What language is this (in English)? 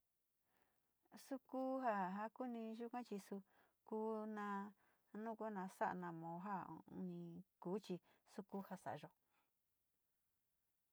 Sinicahua Mixtec